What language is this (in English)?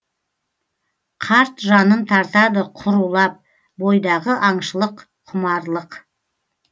Kazakh